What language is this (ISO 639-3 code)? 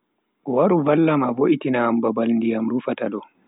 fui